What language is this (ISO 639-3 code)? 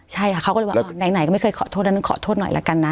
tha